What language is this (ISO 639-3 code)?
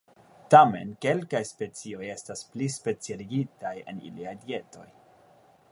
epo